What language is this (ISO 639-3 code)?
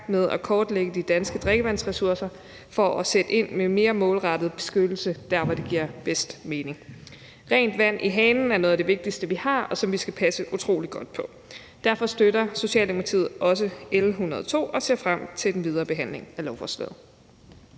dan